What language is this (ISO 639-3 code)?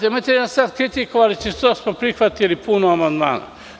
srp